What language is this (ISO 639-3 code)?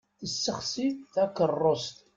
kab